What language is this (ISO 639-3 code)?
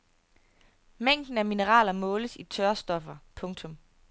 dan